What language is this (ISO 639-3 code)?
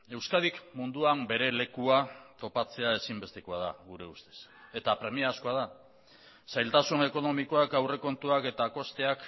eus